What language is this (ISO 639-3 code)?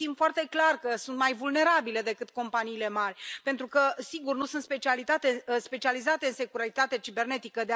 ron